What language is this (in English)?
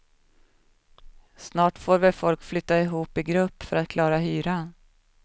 Swedish